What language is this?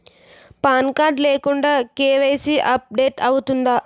Telugu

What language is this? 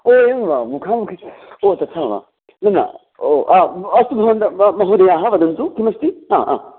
Sanskrit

